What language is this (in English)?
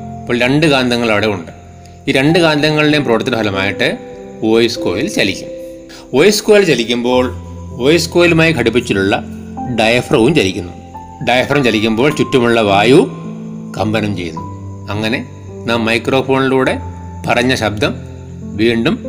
Malayalam